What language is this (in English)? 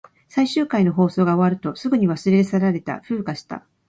Japanese